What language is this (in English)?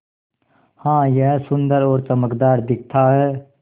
Hindi